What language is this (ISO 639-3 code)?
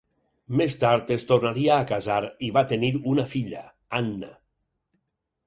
cat